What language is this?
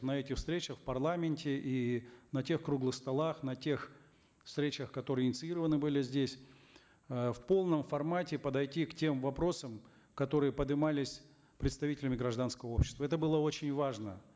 Kazakh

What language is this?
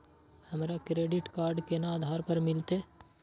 Maithili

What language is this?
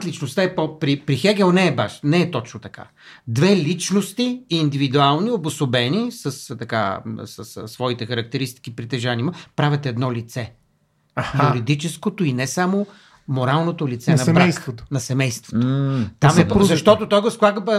Bulgarian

